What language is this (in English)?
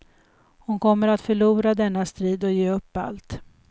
Swedish